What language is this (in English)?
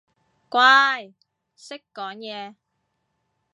Cantonese